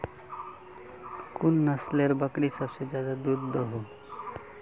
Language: Magahi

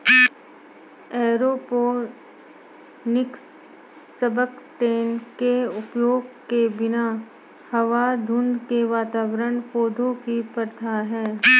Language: Hindi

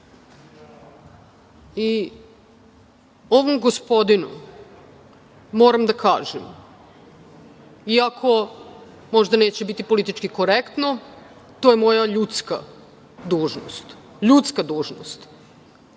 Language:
Serbian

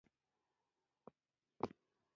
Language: Pashto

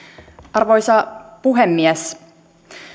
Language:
Finnish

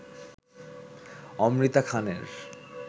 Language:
Bangla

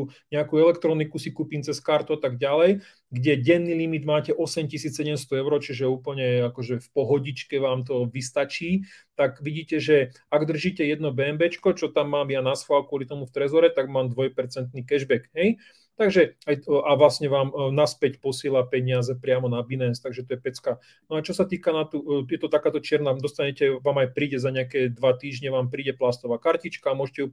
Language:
Slovak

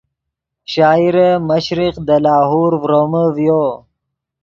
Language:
Yidgha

